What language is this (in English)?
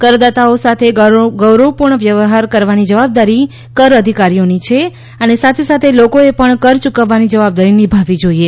Gujarati